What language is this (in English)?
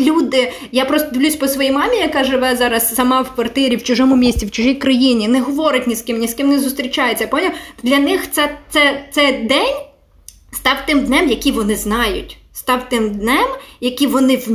Ukrainian